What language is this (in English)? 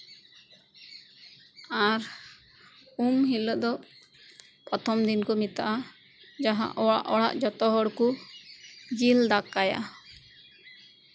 Santali